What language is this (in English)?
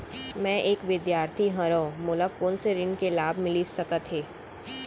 Chhattisgarhi